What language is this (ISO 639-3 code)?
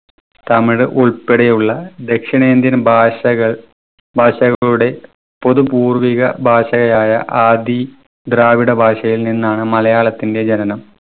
mal